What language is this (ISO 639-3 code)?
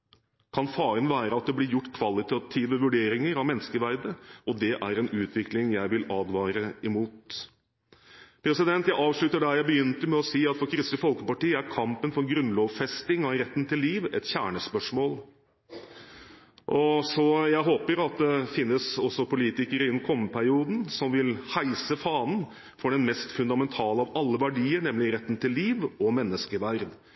nob